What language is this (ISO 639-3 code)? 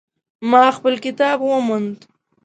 pus